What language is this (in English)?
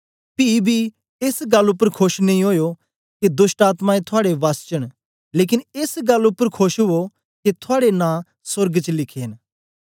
Dogri